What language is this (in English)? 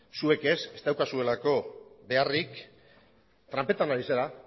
Basque